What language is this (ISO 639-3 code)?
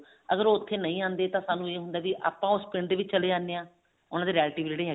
pan